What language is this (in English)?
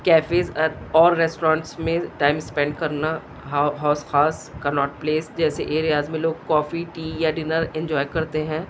Urdu